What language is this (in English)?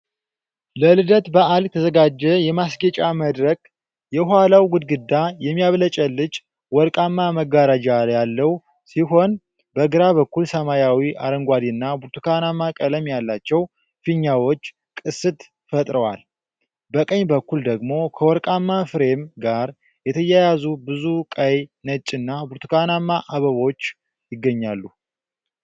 Amharic